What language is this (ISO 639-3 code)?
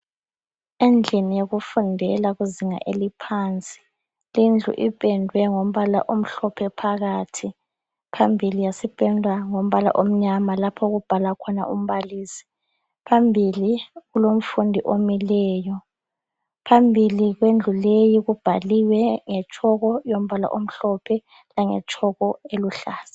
nde